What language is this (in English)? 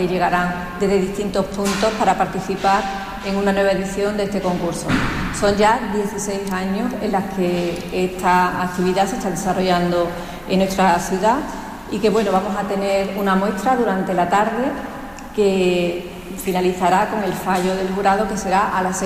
Spanish